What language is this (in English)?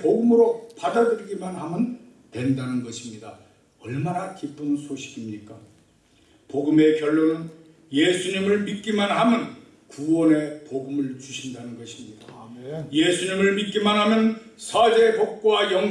Korean